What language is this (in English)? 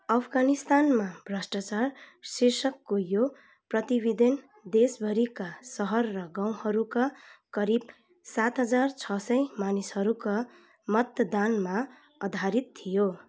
Nepali